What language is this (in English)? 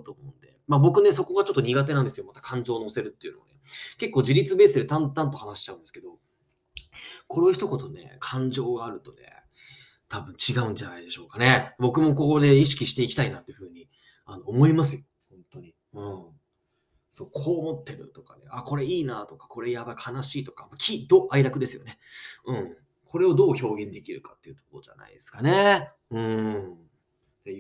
Japanese